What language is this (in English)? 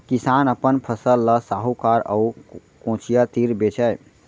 Chhattisgarhi